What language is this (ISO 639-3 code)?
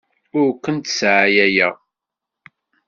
kab